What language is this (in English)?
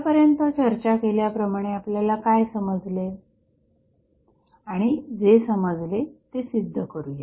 Marathi